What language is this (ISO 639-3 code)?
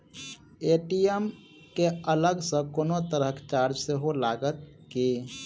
mai